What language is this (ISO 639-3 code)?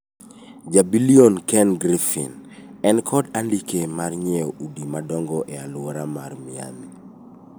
luo